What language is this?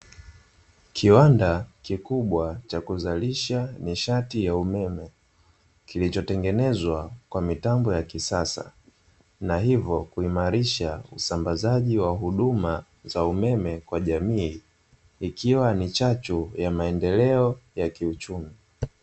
Swahili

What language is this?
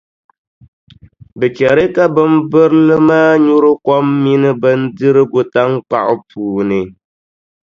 Dagbani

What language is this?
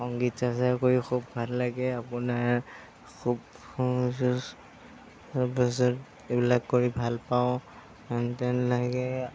Assamese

